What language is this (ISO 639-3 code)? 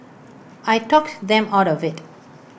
eng